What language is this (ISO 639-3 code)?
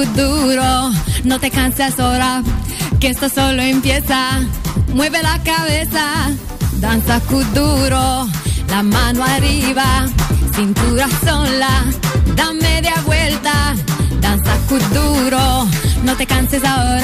ron